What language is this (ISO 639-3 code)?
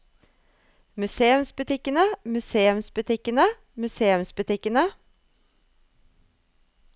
nor